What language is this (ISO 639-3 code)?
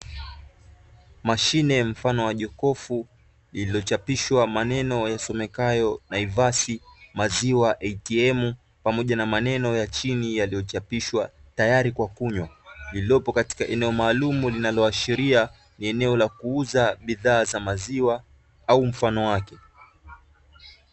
swa